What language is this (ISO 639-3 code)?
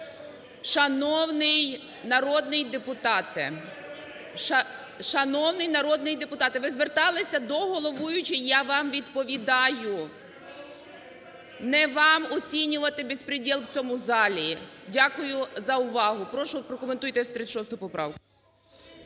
ukr